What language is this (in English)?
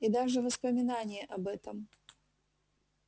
Russian